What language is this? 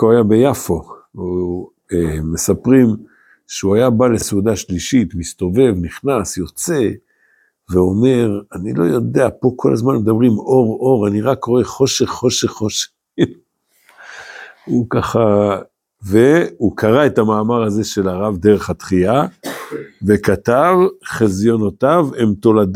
Hebrew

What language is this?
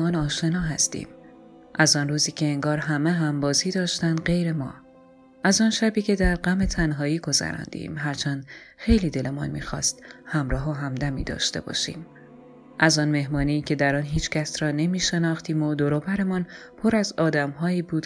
Persian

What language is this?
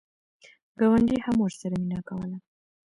Pashto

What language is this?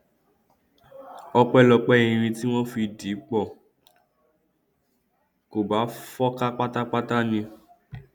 Yoruba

